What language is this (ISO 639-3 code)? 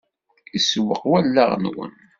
kab